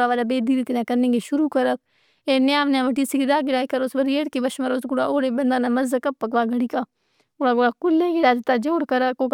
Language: Brahui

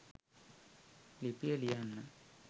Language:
Sinhala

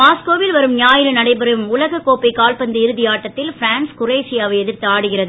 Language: Tamil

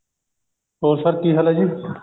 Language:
Punjabi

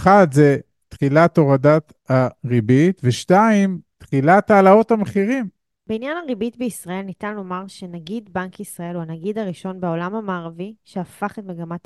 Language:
Hebrew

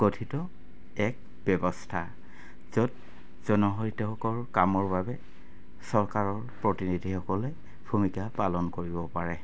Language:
Assamese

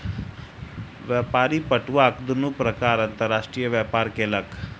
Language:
Maithili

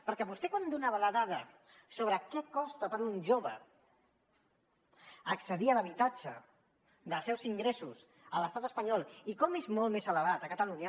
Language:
Catalan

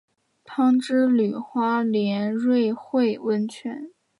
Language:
Chinese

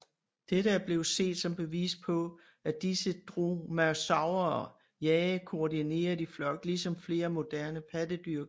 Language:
Danish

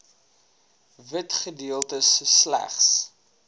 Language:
Afrikaans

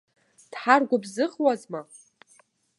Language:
Abkhazian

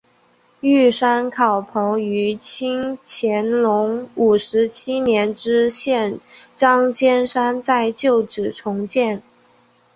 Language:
Chinese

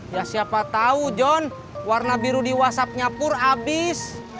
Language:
Indonesian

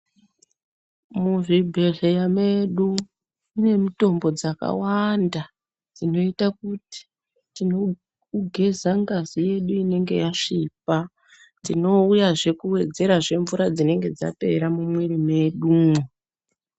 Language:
Ndau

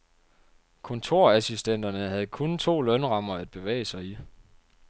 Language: Danish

